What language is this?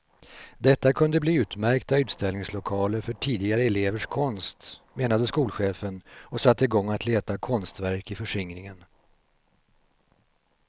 Swedish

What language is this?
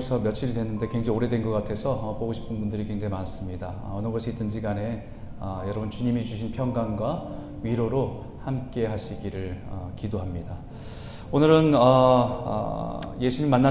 Korean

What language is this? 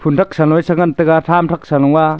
Wancho Naga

